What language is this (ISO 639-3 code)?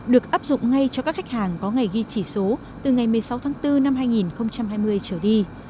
vie